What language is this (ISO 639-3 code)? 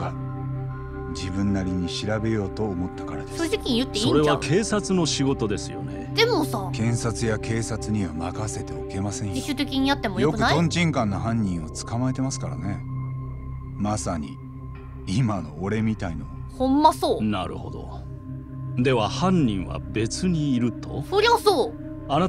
jpn